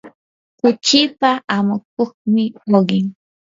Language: Yanahuanca Pasco Quechua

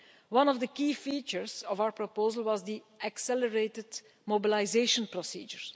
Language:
English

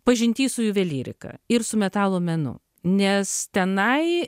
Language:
Lithuanian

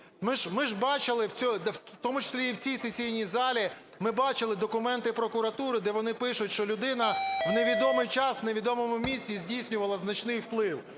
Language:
Ukrainian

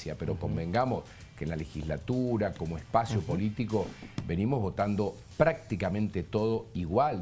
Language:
Spanish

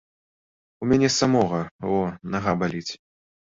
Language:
Belarusian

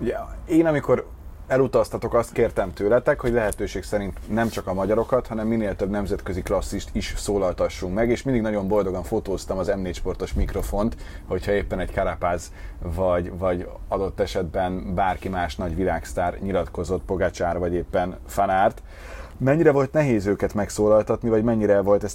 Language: Hungarian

